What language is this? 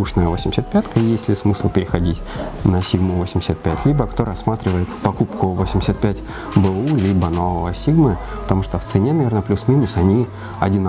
Russian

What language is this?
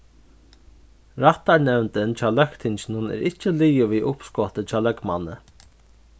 Faroese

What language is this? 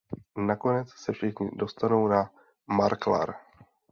Czech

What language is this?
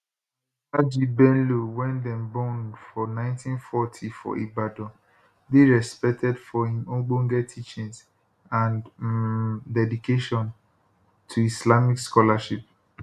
Nigerian Pidgin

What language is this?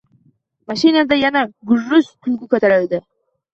Uzbek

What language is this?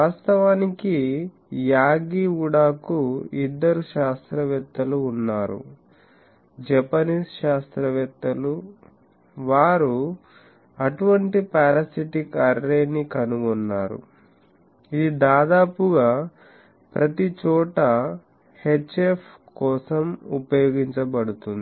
Telugu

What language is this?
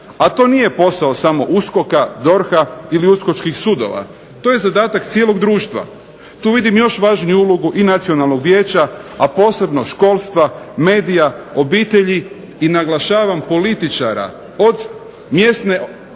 Croatian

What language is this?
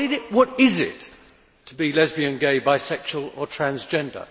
English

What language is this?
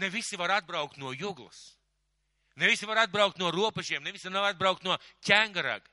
Bangla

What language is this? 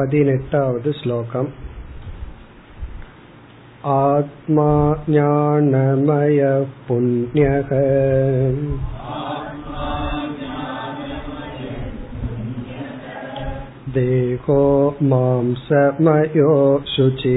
Tamil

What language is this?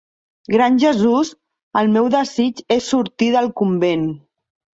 Catalan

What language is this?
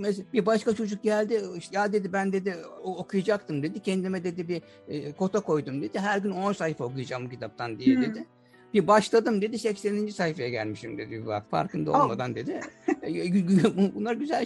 Turkish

